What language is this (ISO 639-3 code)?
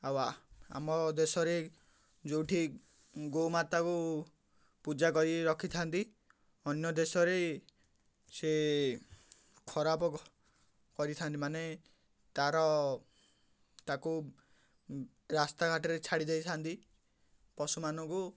ori